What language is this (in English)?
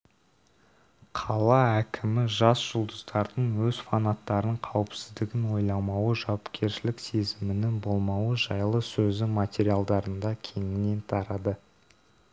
Kazakh